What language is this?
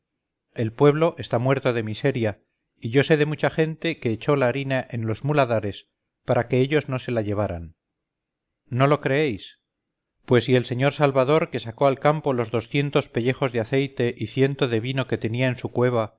Spanish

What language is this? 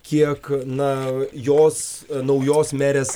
Lithuanian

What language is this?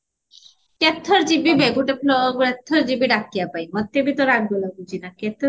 Odia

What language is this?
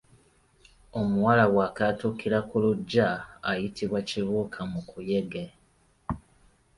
Ganda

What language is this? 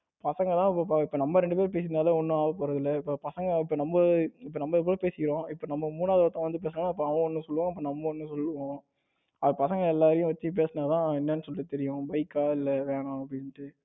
Tamil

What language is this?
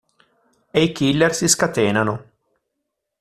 Italian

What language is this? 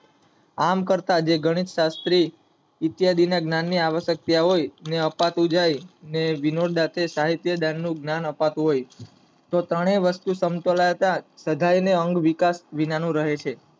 Gujarati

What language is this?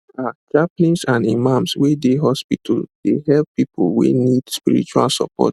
Nigerian Pidgin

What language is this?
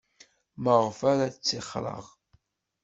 Kabyle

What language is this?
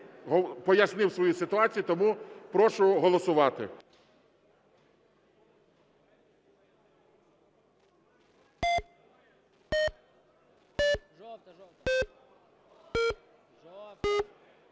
Ukrainian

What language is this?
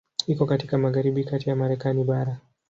Swahili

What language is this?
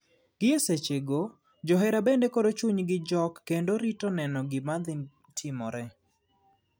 Luo (Kenya and Tanzania)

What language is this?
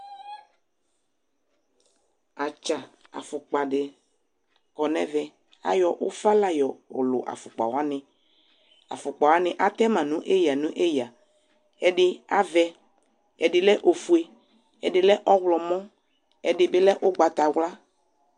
Ikposo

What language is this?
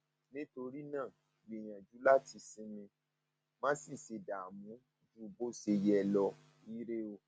Yoruba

